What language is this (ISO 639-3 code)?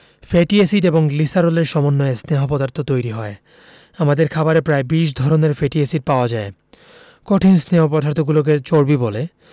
ben